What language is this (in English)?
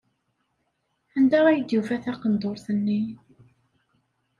Kabyle